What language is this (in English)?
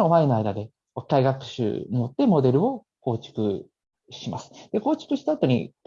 Japanese